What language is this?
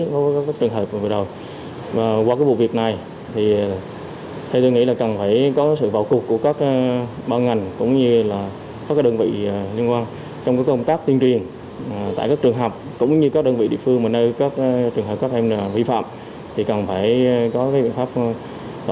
Vietnamese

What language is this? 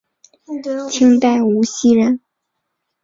Chinese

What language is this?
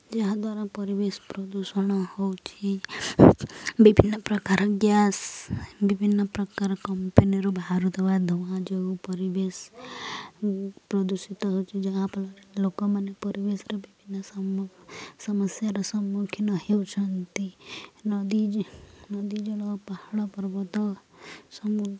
Odia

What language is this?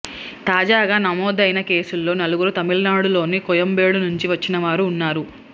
Telugu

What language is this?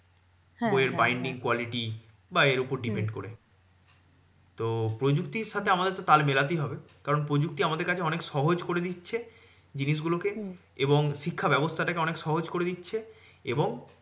Bangla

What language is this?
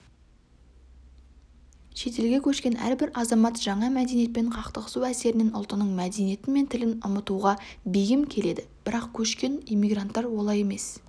Kazakh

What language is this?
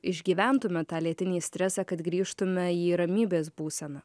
Lithuanian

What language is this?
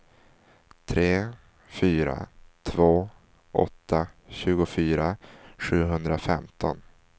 Swedish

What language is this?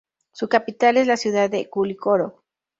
Spanish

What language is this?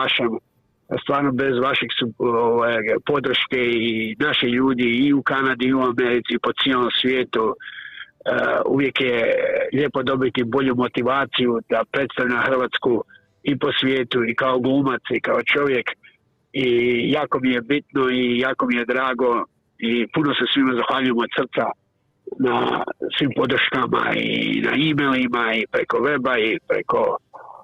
Croatian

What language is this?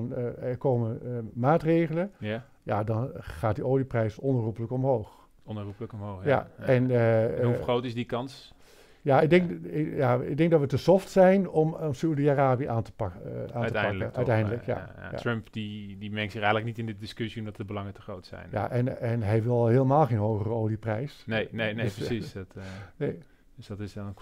Dutch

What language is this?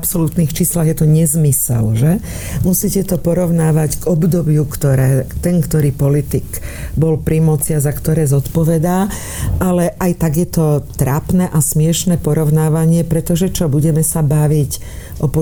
Slovak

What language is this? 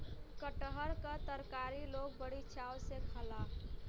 Bhojpuri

